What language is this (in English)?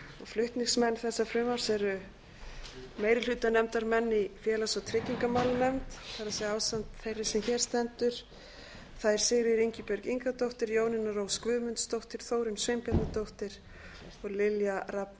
Icelandic